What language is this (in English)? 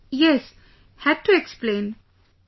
English